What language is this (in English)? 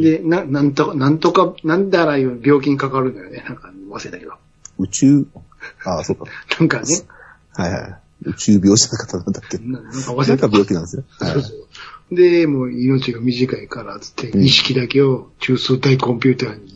Japanese